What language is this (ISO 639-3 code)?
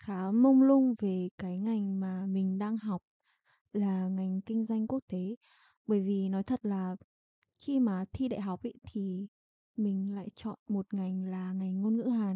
vie